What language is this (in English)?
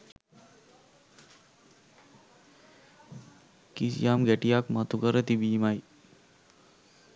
Sinhala